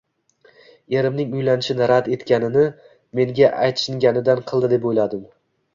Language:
Uzbek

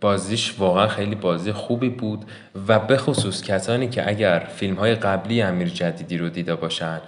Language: Persian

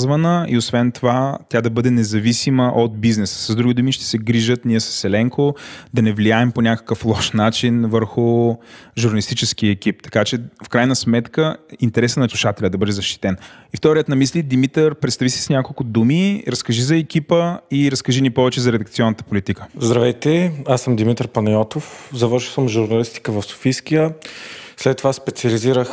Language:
Bulgarian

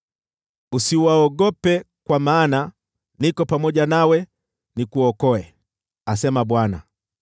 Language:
Swahili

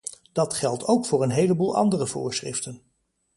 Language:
Dutch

